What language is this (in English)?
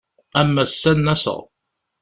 Kabyle